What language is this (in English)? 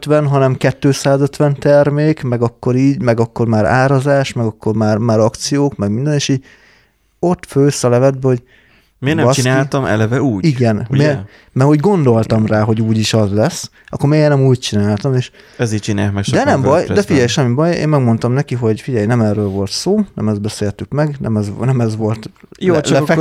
Hungarian